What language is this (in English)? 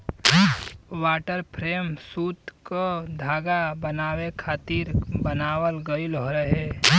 Bhojpuri